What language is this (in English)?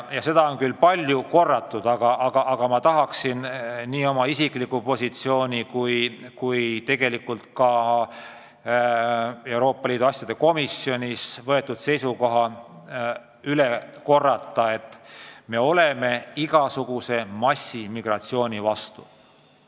Estonian